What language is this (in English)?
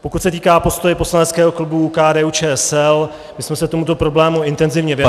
Czech